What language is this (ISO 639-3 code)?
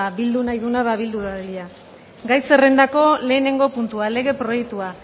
eus